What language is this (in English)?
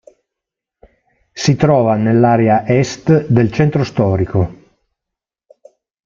Italian